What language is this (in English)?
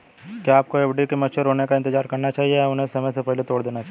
Hindi